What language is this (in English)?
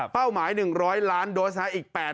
Thai